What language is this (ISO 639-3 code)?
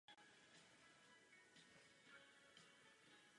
ces